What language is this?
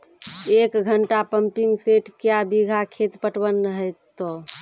Maithili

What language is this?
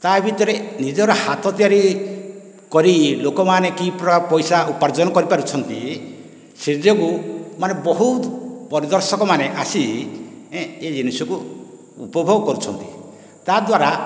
Odia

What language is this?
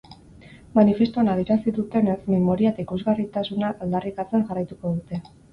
Basque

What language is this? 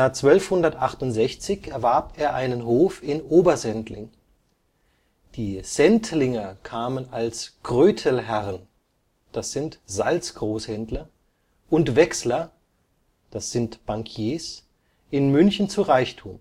German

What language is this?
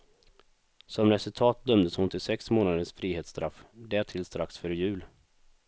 Swedish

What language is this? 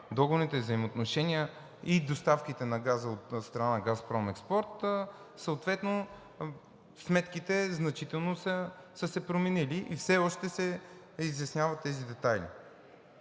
Bulgarian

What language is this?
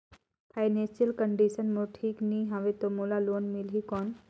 Chhattisgarhi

